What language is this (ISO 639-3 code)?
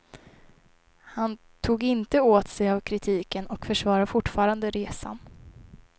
swe